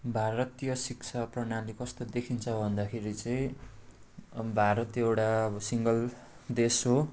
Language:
Nepali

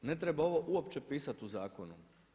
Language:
Croatian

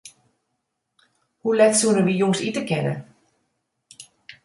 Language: Western Frisian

